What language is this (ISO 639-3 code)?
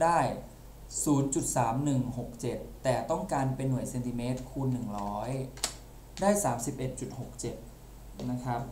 tha